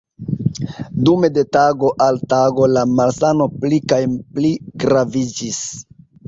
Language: Esperanto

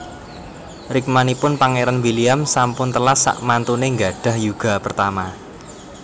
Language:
Javanese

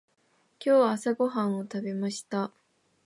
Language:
Japanese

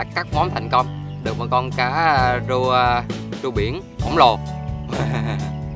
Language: Vietnamese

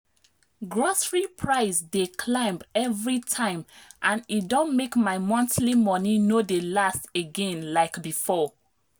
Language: Nigerian Pidgin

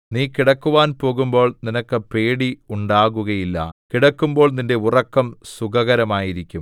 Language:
Malayalam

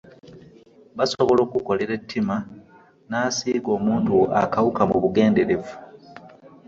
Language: Ganda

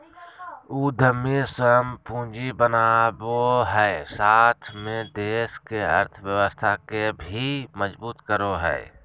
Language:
Magahi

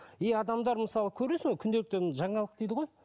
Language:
Kazakh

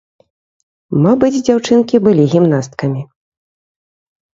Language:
Belarusian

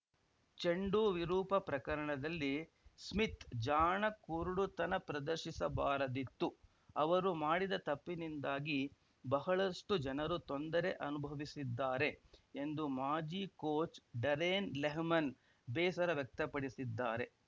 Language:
Kannada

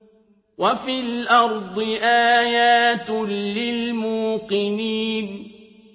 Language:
Arabic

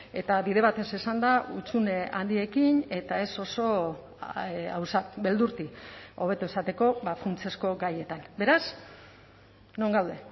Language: Basque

